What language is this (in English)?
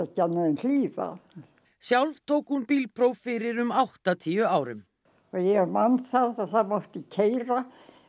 Icelandic